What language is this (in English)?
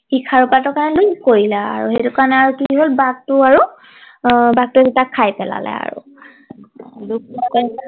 Assamese